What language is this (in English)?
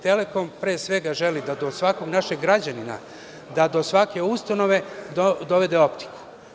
Serbian